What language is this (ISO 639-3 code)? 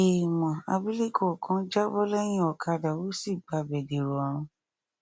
yor